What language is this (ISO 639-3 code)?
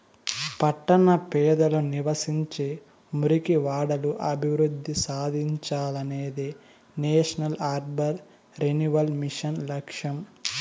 tel